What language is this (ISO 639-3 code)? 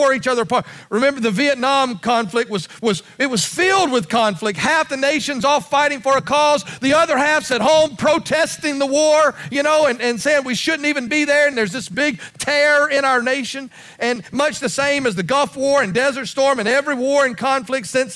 eng